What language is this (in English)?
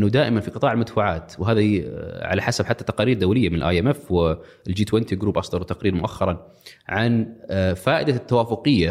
Arabic